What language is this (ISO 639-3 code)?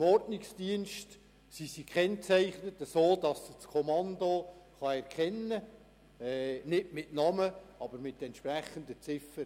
gsw